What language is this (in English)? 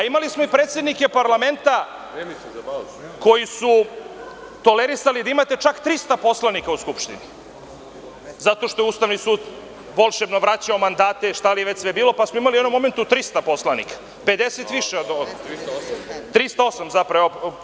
Serbian